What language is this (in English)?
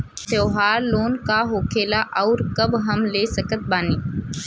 Bhojpuri